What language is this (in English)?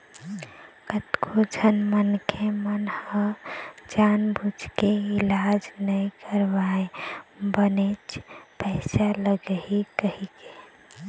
Chhattisgarhi